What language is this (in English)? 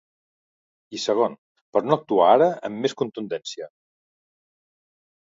Catalan